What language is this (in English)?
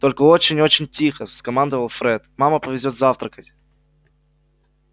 Russian